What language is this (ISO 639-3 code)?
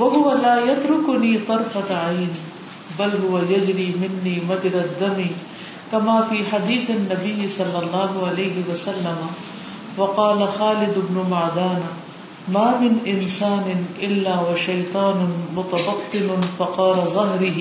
urd